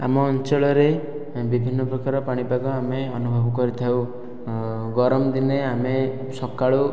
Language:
Odia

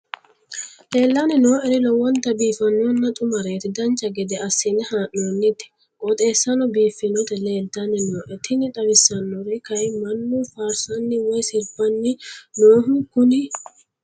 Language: Sidamo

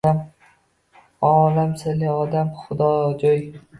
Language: Uzbek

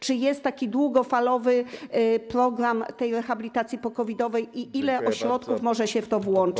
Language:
Polish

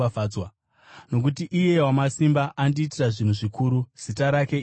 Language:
Shona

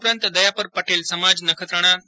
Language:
Gujarati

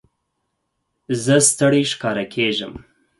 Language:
Pashto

